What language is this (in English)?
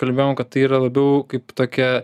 Lithuanian